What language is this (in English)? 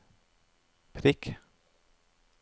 Norwegian